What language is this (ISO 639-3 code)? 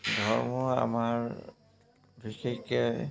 asm